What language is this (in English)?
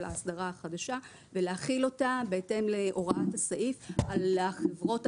Hebrew